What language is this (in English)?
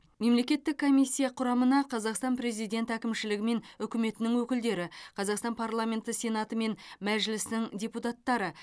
Kazakh